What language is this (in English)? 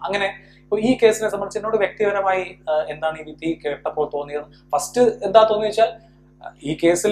Malayalam